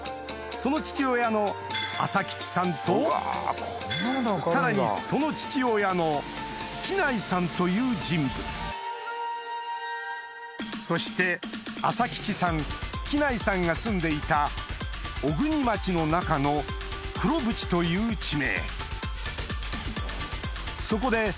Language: Japanese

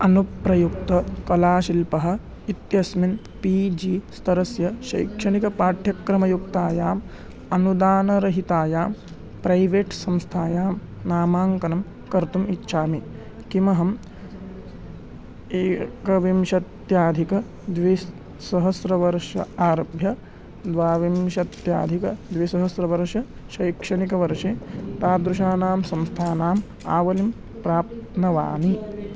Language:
Sanskrit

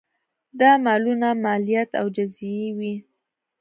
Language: Pashto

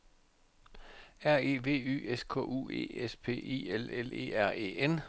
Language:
Danish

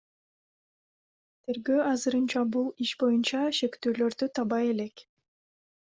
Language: Kyrgyz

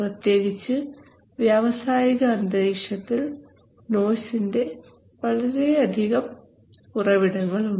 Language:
Malayalam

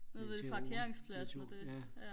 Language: Danish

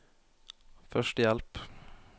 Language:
Norwegian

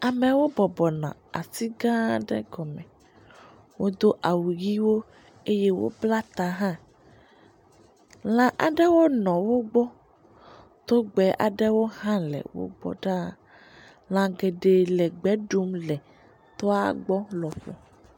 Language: Ewe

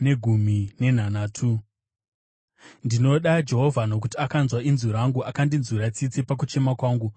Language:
Shona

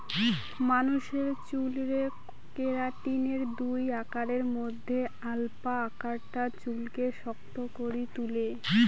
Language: Bangla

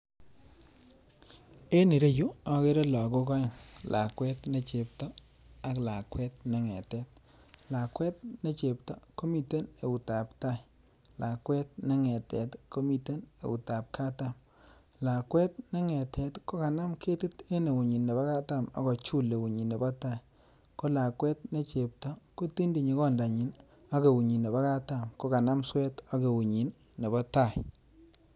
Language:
Kalenjin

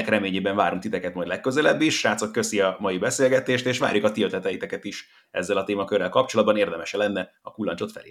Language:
Hungarian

